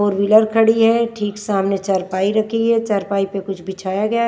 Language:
Hindi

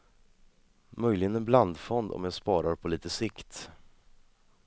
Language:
Swedish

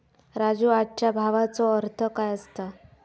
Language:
Marathi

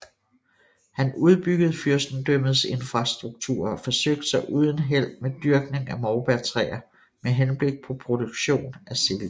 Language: Danish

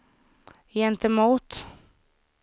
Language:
Swedish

